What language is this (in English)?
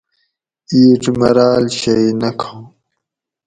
Gawri